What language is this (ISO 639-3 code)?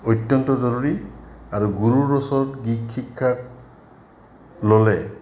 asm